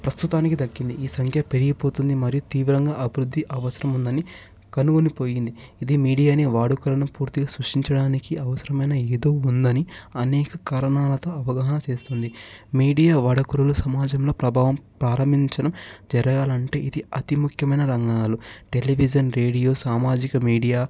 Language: Telugu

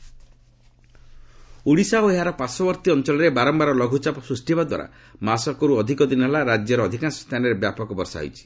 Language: Odia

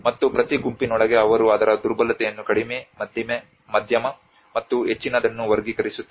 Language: Kannada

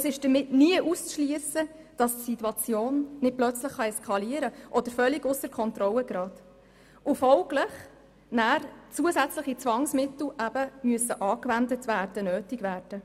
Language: Swiss German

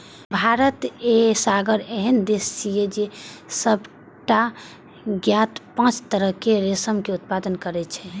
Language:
Maithili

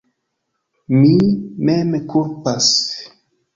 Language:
Esperanto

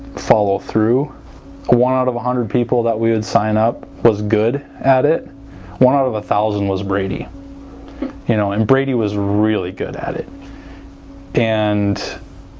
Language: English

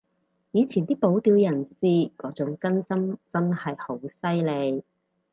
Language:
Cantonese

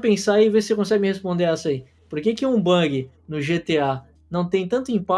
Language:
Portuguese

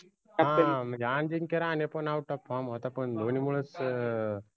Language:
Marathi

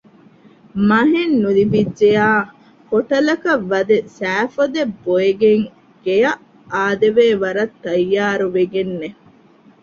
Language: Divehi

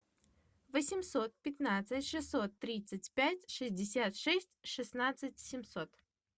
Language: Russian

